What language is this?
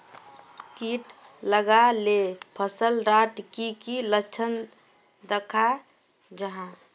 Magahi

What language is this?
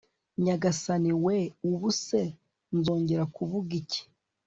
Kinyarwanda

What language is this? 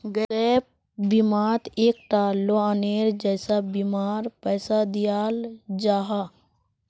Magahi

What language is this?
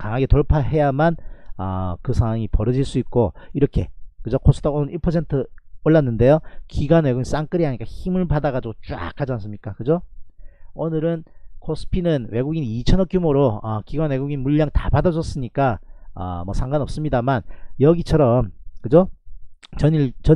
Korean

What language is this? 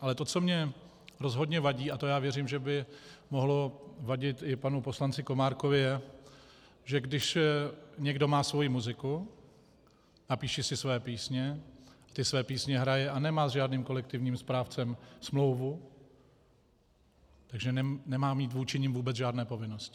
Czech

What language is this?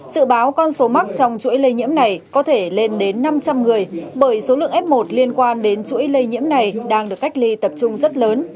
Vietnamese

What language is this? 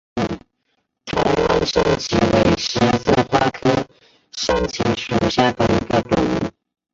Chinese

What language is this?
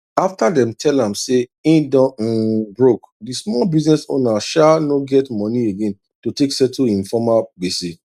Nigerian Pidgin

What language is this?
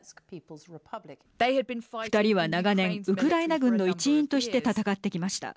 Japanese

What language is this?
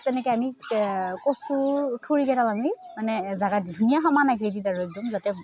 Assamese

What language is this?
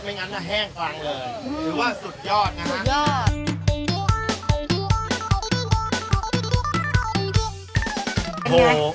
Thai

